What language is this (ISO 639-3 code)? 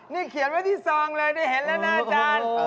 tha